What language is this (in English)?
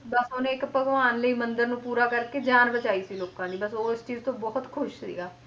Punjabi